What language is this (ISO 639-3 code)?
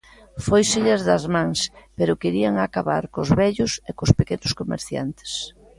glg